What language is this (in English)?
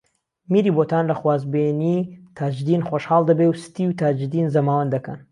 Central Kurdish